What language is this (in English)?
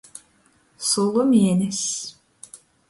Latgalian